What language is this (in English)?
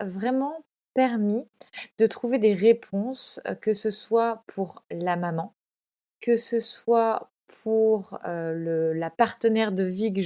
French